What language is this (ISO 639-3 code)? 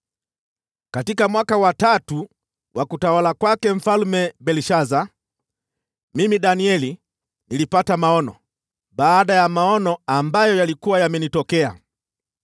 swa